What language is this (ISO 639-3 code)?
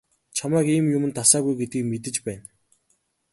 mon